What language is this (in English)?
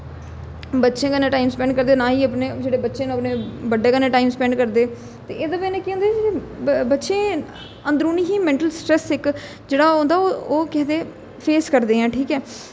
Dogri